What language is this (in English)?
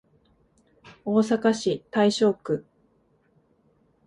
Japanese